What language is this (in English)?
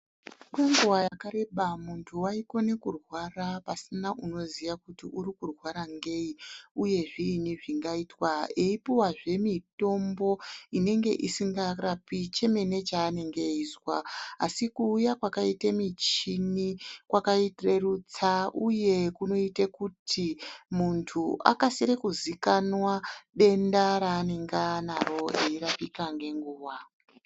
Ndau